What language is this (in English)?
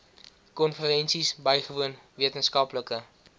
Afrikaans